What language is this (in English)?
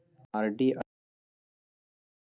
Magahi